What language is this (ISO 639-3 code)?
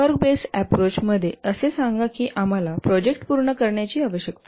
mar